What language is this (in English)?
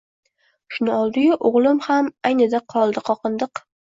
Uzbek